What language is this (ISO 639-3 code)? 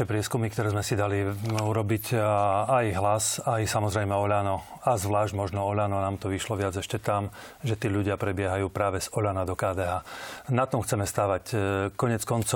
slk